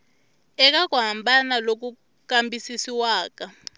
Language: Tsonga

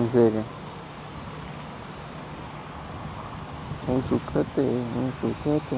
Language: Romanian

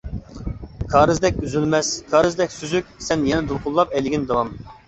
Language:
Uyghur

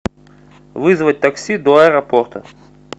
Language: Russian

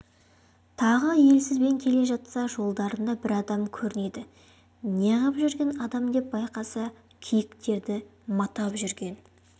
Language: Kazakh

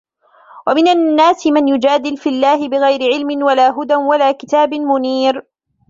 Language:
Arabic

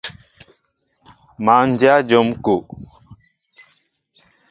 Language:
Mbo (Cameroon)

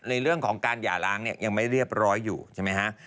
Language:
Thai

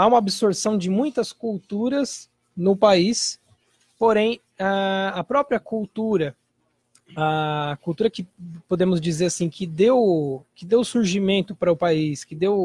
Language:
Portuguese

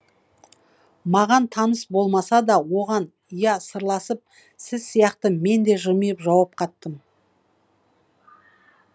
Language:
Kazakh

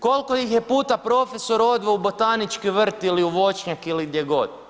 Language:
Croatian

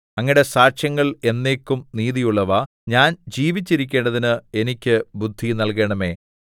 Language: Malayalam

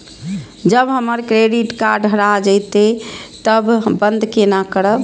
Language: Maithili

